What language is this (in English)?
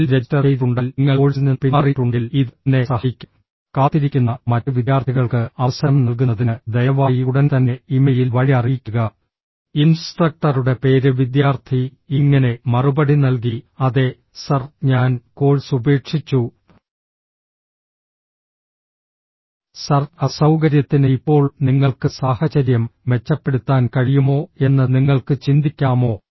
Malayalam